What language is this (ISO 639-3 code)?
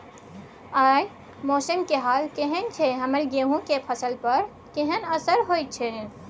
mai